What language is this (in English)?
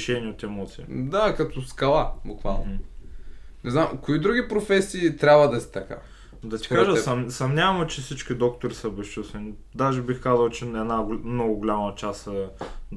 Bulgarian